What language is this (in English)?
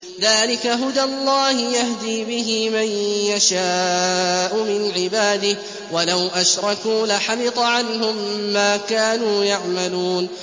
Arabic